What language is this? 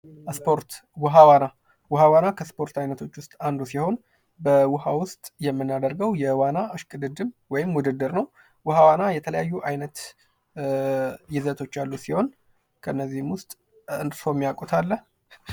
Amharic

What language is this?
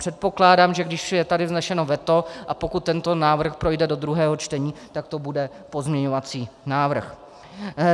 Czech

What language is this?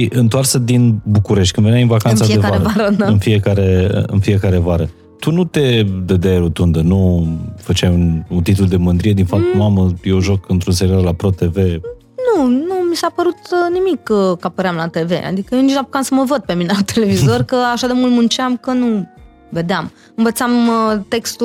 Romanian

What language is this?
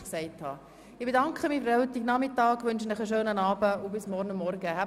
Swiss German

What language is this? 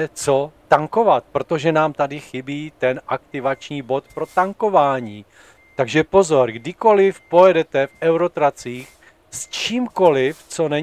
Czech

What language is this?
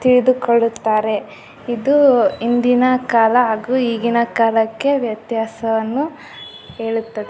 Kannada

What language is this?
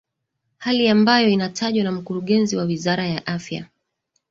Swahili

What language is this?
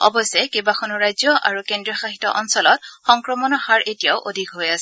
Assamese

